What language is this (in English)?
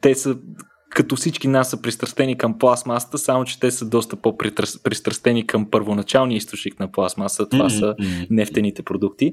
Bulgarian